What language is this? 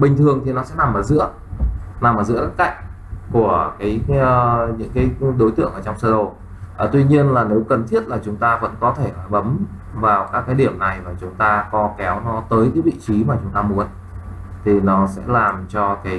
Vietnamese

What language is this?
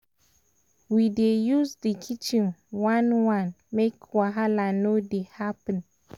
Nigerian Pidgin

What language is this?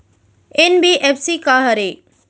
Chhattisgarhi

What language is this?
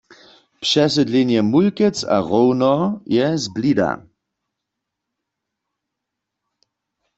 Upper Sorbian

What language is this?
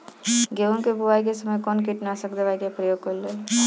Bhojpuri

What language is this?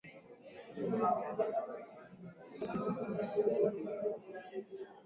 Swahili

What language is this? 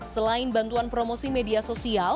Indonesian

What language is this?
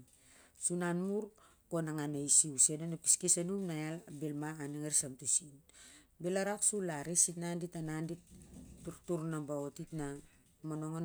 Siar-Lak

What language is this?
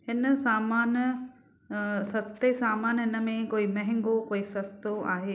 Sindhi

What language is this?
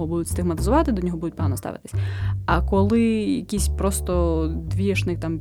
Ukrainian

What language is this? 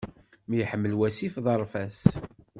Kabyle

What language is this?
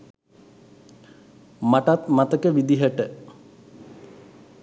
Sinhala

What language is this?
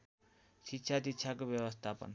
Nepali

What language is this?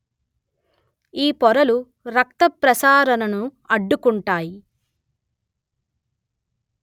Telugu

